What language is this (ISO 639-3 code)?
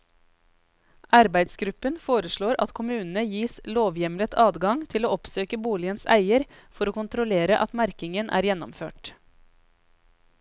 nor